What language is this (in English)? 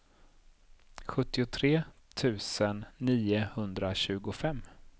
Swedish